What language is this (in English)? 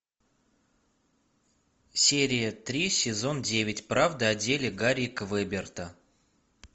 Russian